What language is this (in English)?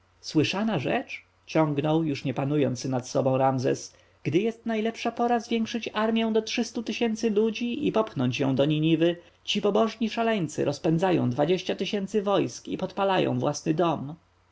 Polish